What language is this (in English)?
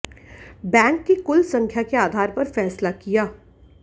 Hindi